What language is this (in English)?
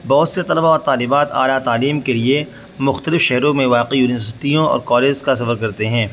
Urdu